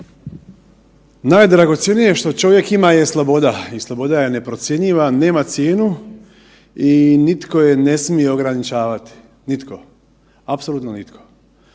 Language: Croatian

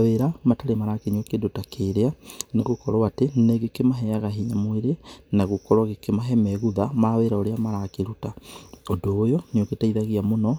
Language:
Kikuyu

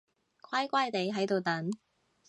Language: Cantonese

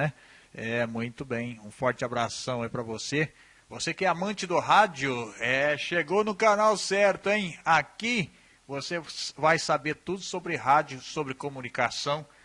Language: Portuguese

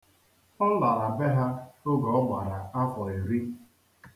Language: Igbo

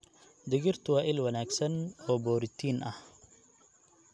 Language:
Somali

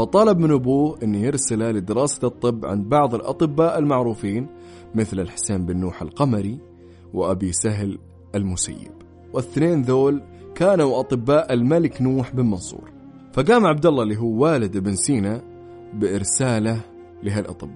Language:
Arabic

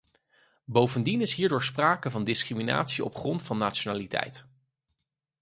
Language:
Dutch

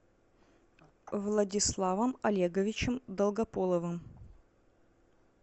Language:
Russian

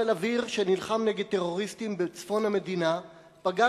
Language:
Hebrew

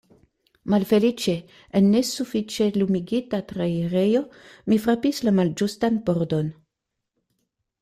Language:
Esperanto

